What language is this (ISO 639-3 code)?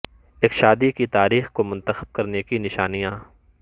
urd